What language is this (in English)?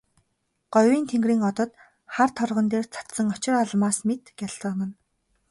Mongolian